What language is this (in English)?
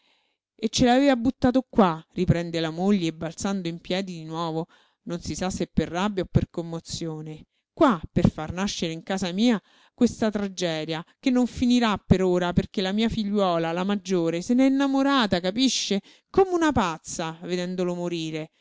Italian